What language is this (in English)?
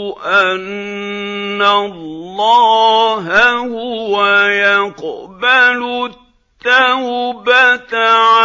Arabic